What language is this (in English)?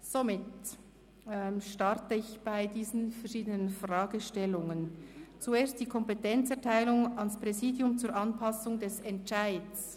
Swiss German